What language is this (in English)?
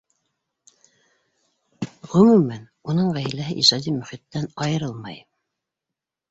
Bashkir